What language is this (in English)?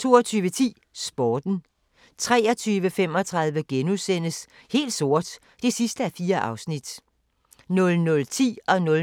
Danish